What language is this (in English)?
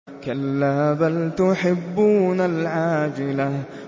Arabic